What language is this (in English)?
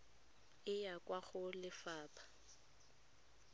Tswana